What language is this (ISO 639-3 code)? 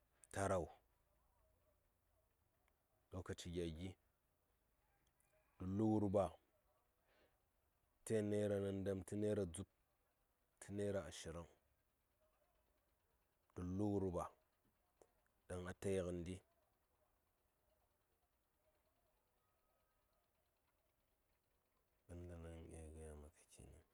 say